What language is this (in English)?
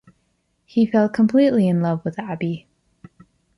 English